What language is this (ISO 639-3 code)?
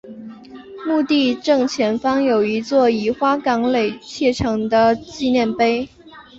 zho